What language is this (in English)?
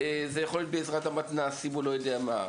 Hebrew